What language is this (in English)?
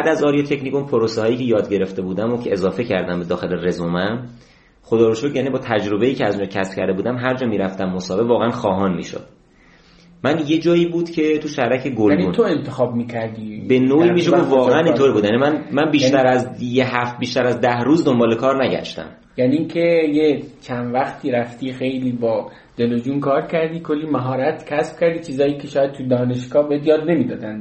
Persian